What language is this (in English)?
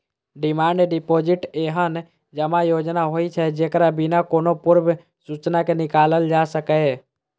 Maithili